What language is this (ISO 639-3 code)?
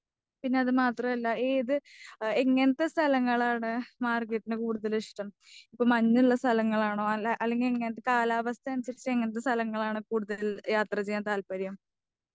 mal